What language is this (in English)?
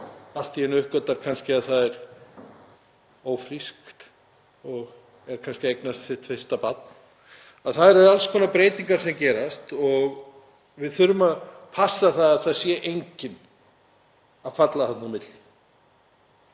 Icelandic